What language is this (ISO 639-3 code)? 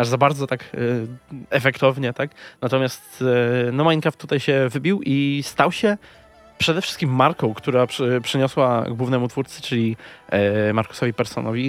pol